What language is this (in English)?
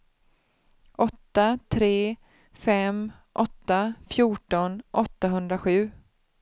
Swedish